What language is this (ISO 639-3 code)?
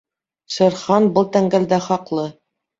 bak